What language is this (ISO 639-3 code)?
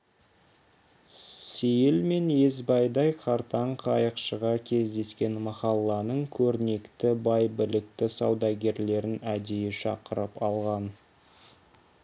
kaz